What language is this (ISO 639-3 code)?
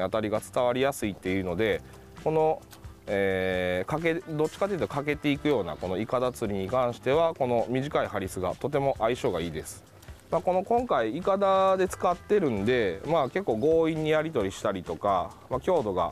jpn